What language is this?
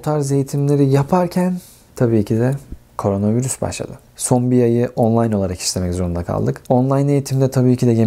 Turkish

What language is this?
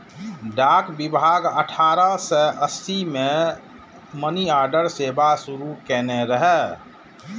Maithili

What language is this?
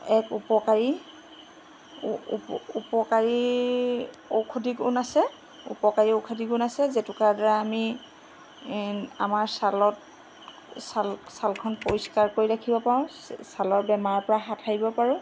Assamese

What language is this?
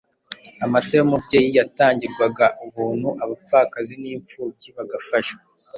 Kinyarwanda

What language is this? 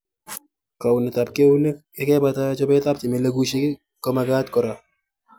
Kalenjin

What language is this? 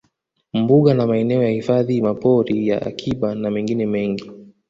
Swahili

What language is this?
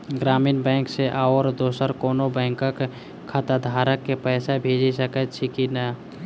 Maithili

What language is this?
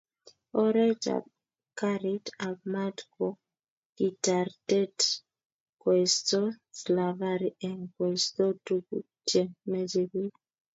Kalenjin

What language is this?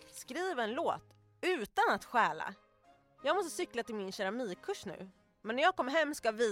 Swedish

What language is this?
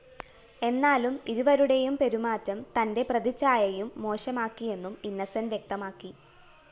Malayalam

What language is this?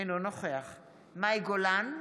Hebrew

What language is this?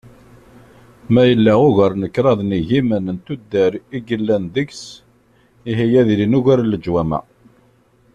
Kabyle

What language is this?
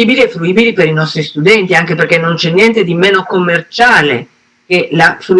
Italian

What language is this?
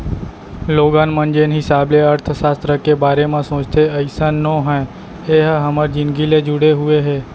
Chhattisgarhi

